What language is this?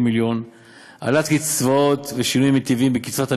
Hebrew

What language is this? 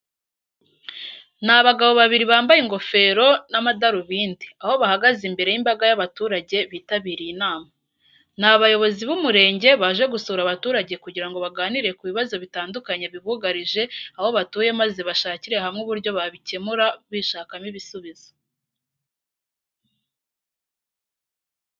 Kinyarwanda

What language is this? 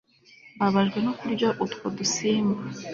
Kinyarwanda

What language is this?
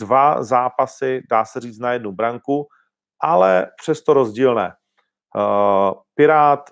Czech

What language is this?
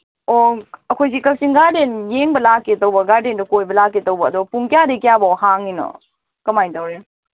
Manipuri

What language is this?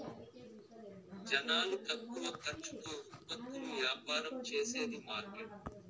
Telugu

